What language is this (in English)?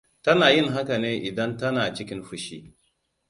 Hausa